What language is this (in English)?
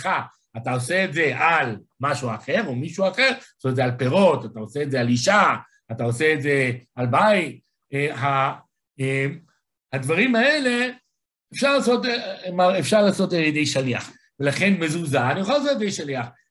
Hebrew